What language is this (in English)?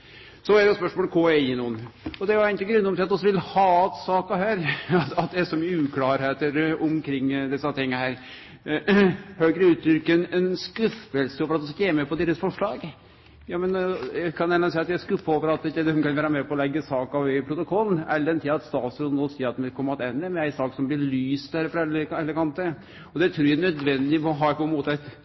Norwegian Nynorsk